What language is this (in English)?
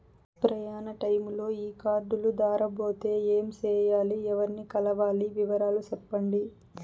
Telugu